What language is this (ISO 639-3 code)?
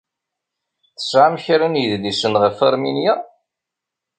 kab